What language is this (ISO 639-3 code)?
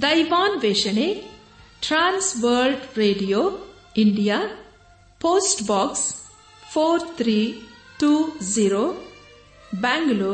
kan